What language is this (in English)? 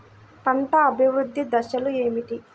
Telugu